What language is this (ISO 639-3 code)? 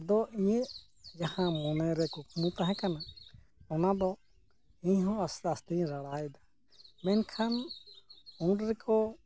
sat